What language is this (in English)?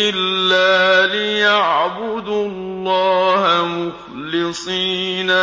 Arabic